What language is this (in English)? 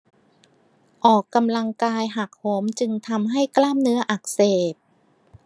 Thai